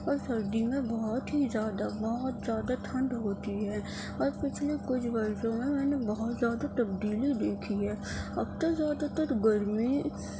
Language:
Urdu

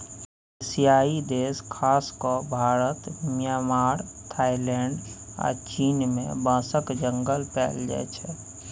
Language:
Maithili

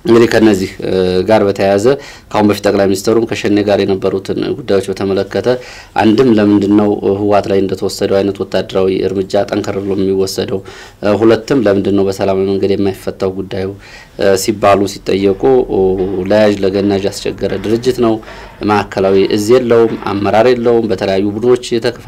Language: Arabic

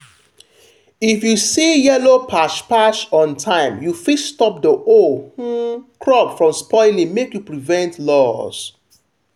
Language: Nigerian Pidgin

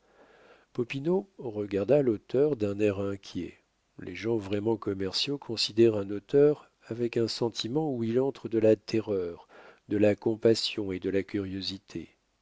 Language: French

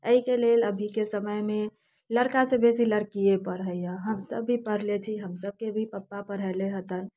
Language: Maithili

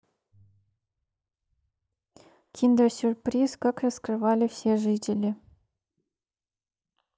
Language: Russian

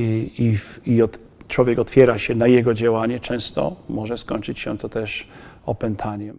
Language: Polish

